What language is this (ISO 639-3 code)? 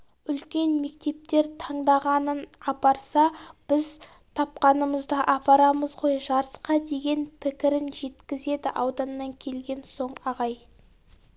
kaz